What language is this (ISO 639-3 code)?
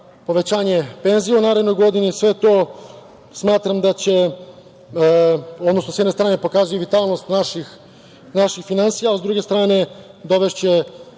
srp